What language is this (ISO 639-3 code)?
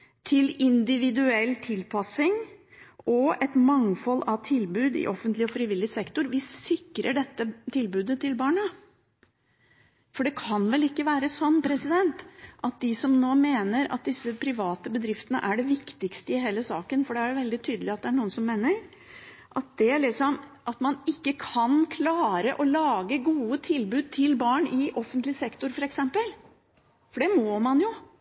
nob